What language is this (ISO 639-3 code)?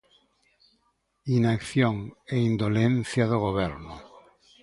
glg